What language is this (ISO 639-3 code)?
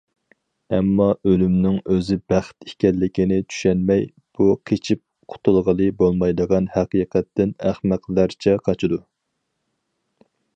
uig